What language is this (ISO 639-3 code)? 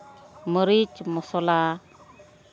sat